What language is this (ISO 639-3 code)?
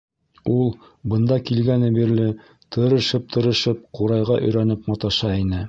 bak